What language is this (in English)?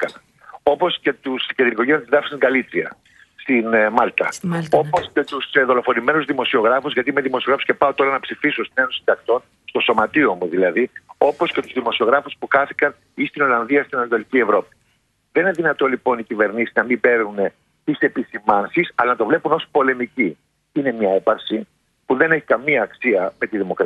Greek